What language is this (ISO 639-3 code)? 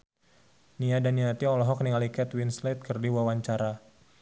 sun